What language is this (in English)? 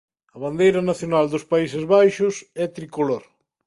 Galician